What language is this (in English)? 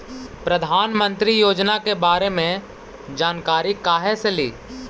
Magahi